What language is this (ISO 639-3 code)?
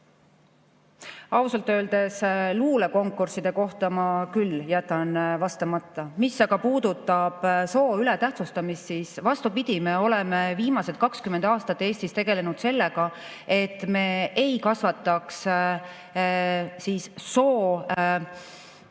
est